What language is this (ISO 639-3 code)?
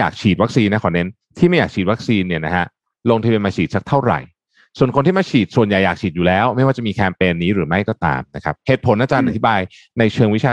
tha